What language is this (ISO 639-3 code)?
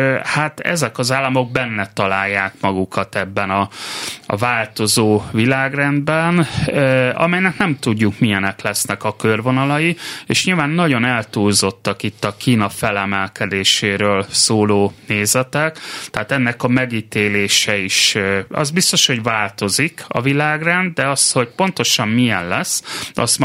hun